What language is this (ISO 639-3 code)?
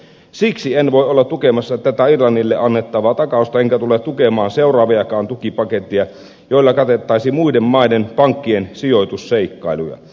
fin